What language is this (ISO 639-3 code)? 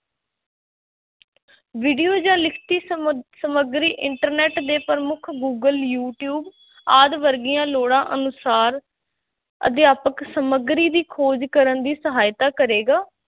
pan